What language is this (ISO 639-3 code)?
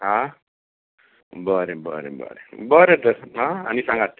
kok